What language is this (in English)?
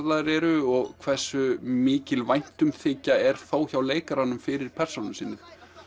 Icelandic